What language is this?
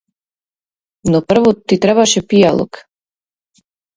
Macedonian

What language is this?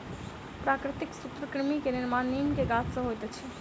Maithili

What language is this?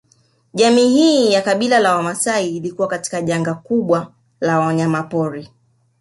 Swahili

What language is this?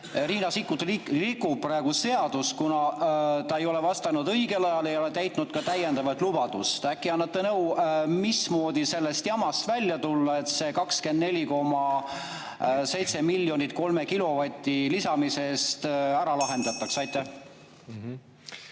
Estonian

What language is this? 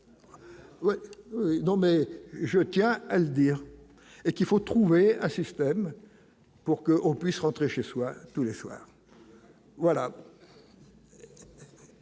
French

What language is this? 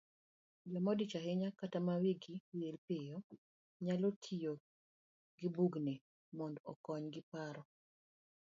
Luo (Kenya and Tanzania)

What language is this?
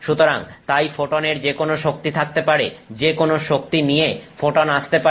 Bangla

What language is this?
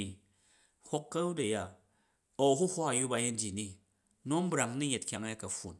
Jju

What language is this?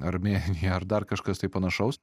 Lithuanian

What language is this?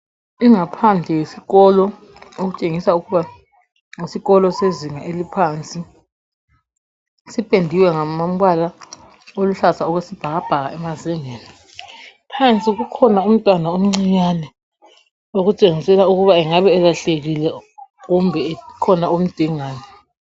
North Ndebele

